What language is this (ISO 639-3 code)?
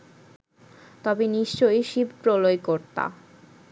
ben